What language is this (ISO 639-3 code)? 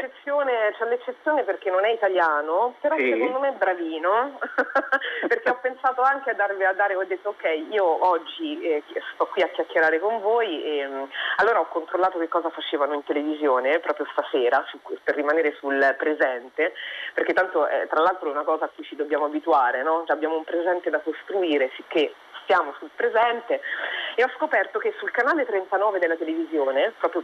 ita